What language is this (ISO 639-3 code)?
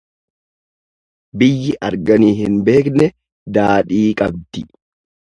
orm